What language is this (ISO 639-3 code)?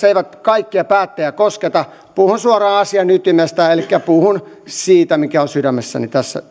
fin